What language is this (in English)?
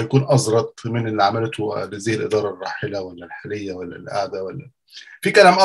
Arabic